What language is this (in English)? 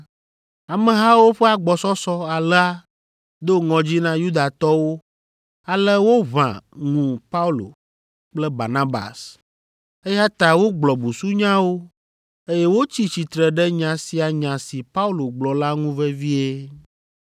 Ewe